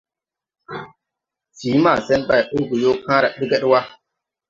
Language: Tupuri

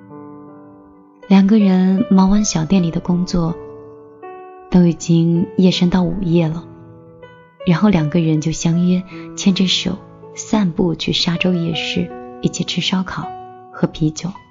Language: Chinese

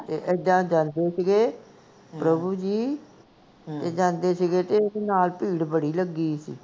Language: Punjabi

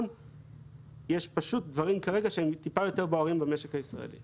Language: Hebrew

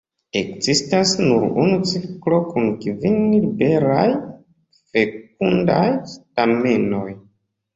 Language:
Esperanto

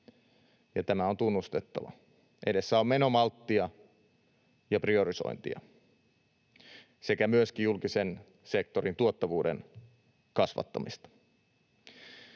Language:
Finnish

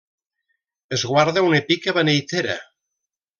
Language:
Catalan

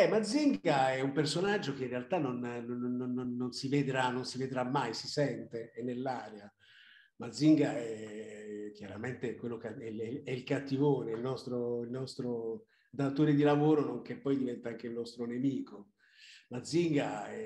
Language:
Italian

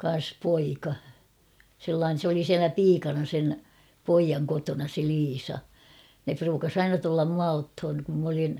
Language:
Finnish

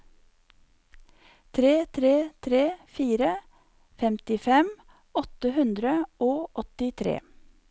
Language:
Norwegian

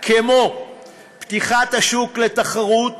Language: Hebrew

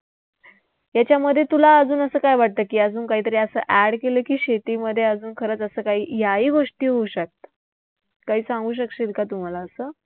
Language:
Marathi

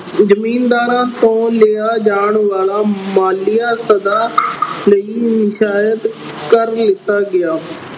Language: Punjabi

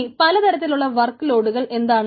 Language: Malayalam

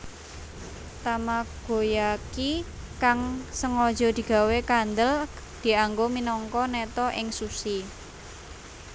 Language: Javanese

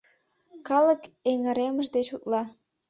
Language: Mari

